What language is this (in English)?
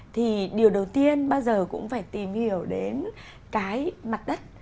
Vietnamese